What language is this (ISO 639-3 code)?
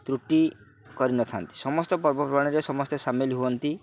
ori